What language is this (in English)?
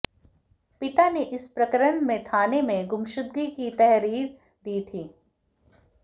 Hindi